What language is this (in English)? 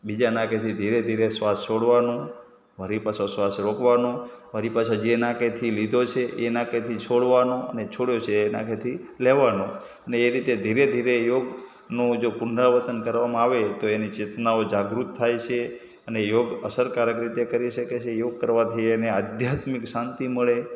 Gujarati